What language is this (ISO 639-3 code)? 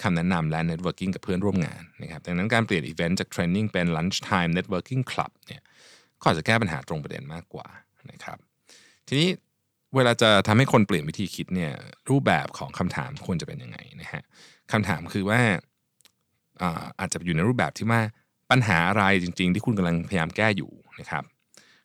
tha